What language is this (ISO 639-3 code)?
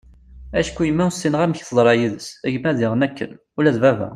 kab